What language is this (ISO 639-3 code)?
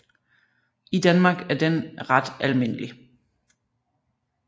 dan